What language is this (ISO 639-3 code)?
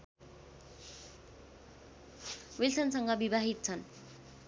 nep